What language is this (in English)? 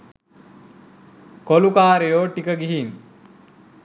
Sinhala